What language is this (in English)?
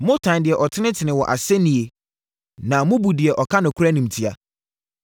Akan